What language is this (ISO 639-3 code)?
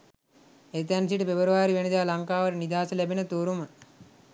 sin